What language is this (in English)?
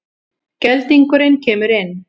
Icelandic